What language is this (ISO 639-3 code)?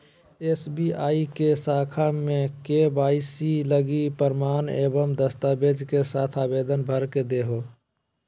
mag